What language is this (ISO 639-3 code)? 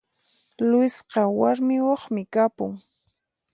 qxp